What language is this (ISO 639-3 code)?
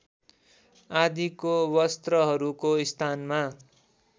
nep